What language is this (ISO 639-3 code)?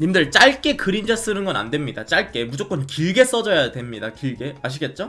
kor